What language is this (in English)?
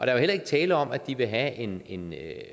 Danish